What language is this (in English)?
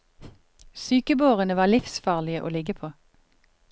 Norwegian